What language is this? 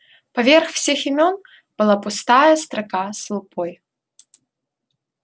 Russian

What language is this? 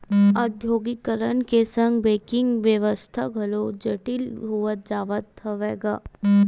Chhattisgarhi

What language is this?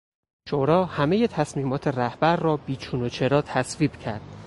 Persian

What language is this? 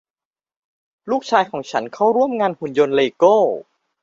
Thai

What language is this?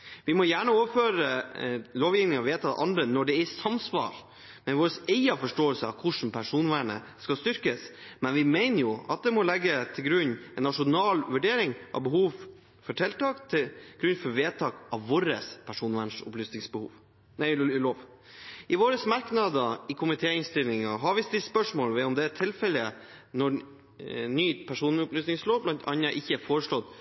Norwegian Bokmål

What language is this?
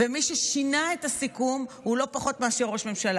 Hebrew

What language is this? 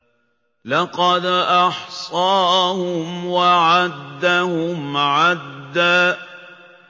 Arabic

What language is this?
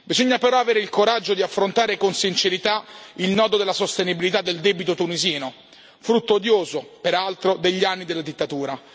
Italian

